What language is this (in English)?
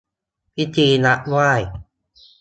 Thai